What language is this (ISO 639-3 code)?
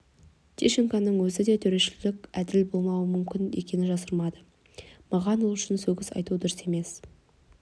kaz